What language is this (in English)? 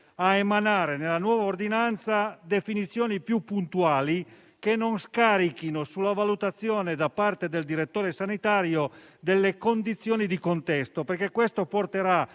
Italian